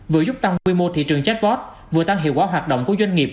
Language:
Vietnamese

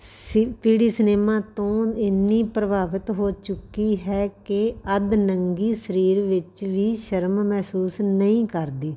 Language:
Punjabi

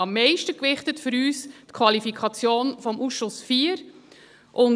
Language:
Swiss German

